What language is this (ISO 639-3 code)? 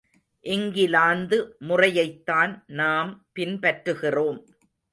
tam